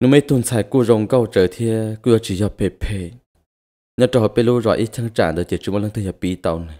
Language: Thai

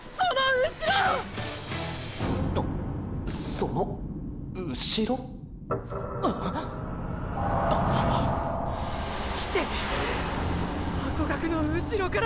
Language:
Japanese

